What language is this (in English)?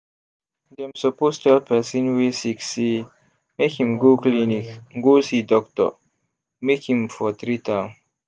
Nigerian Pidgin